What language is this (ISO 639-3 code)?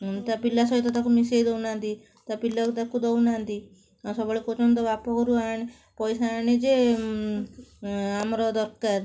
ori